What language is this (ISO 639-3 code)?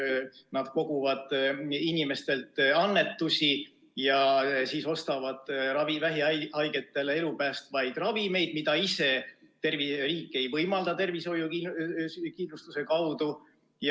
est